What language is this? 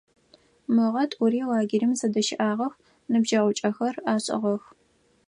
Adyghe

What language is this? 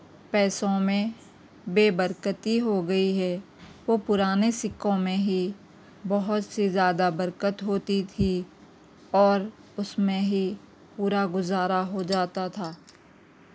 Urdu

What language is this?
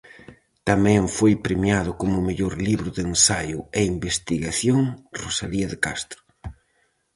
Galician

